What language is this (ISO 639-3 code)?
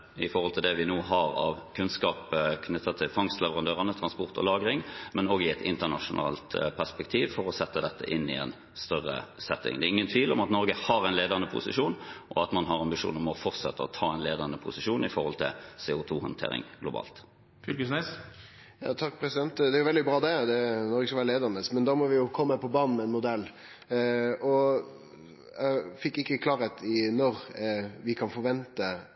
nor